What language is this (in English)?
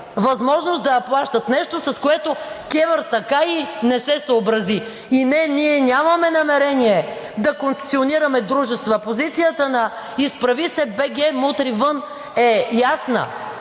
Bulgarian